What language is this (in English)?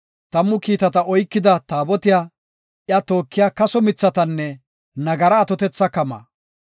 Gofa